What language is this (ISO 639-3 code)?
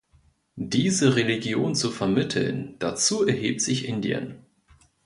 deu